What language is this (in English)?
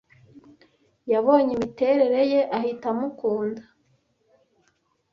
Kinyarwanda